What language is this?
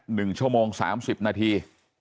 Thai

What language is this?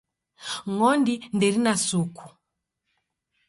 Taita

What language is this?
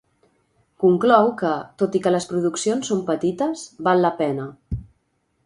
Catalan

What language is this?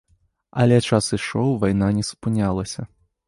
Belarusian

